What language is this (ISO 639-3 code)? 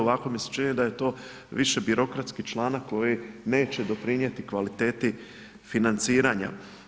hrv